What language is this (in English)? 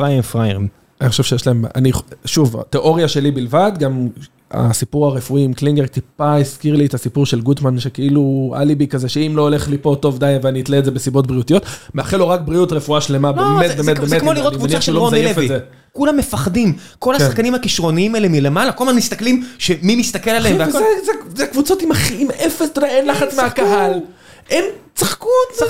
Hebrew